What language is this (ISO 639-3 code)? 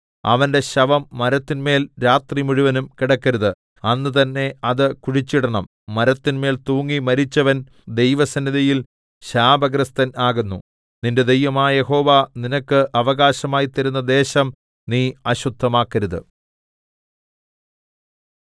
mal